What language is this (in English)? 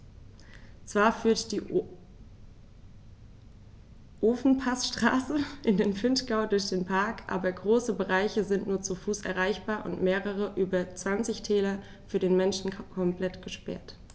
German